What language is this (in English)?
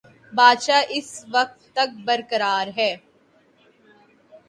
Urdu